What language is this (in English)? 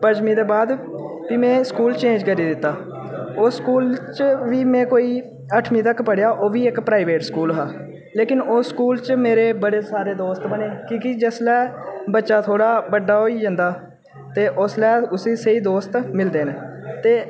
Dogri